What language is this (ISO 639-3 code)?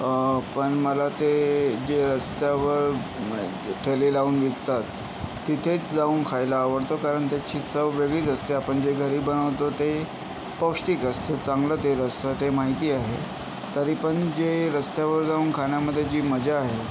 mar